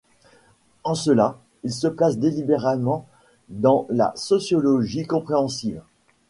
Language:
French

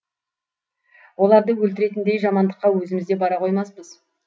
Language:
Kazakh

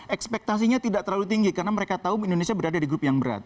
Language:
Indonesian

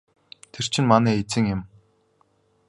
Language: Mongolian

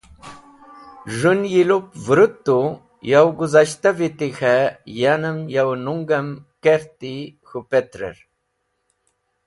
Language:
Wakhi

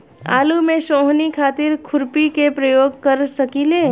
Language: Bhojpuri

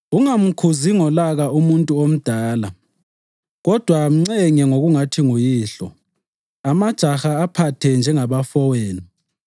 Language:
North Ndebele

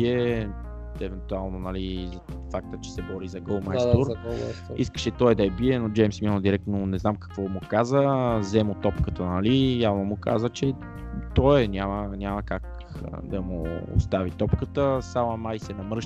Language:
Bulgarian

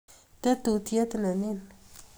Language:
Kalenjin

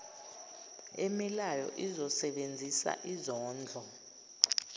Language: Zulu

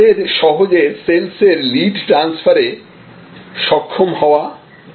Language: Bangla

